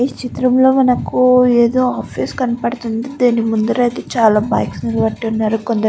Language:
Telugu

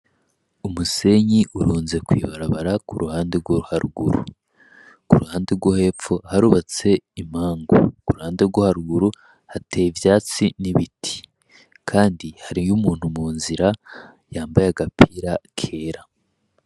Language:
Rundi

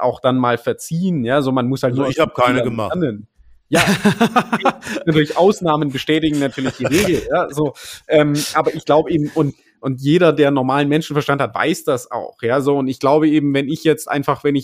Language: German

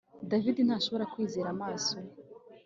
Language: Kinyarwanda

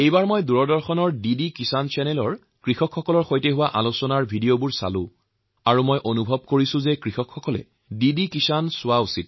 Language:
Assamese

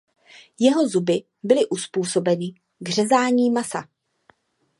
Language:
Czech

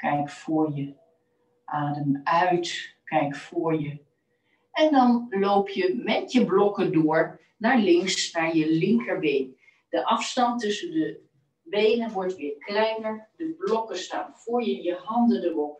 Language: Dutch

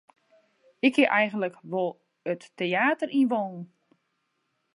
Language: Western Frisian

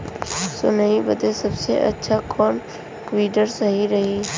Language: Bhojpuri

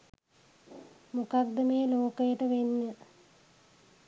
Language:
Sinhala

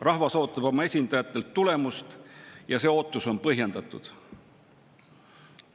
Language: Estonian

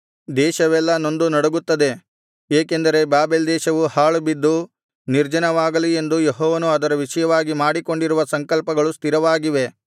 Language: Kannada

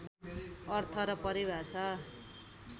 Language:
Nepali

